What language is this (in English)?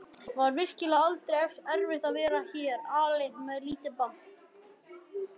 Icelandic